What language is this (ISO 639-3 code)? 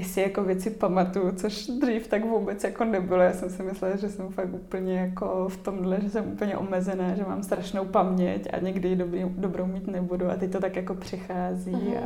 ces